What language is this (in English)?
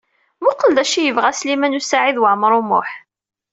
Kabyle